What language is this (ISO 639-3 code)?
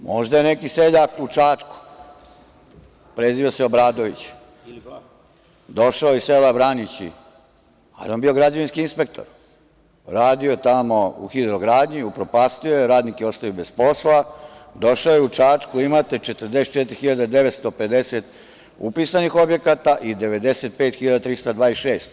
srp